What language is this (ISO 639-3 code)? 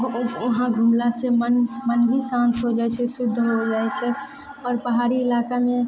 mai